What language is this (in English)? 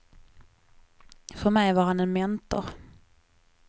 Swedish